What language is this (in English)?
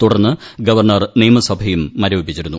Malayalam